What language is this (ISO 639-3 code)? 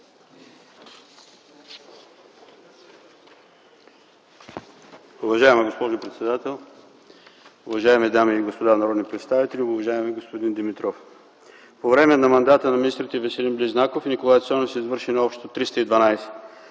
bul